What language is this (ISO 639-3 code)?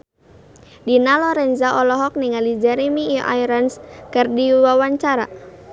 sun